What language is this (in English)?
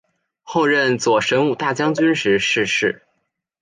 Chinese